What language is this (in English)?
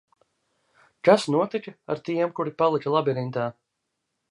Latvian